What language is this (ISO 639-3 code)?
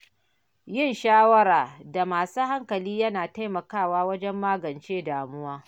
hau